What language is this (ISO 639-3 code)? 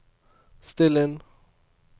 nor